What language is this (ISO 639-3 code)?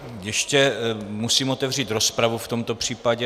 ces